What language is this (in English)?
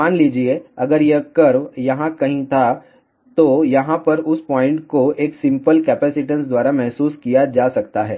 Hindi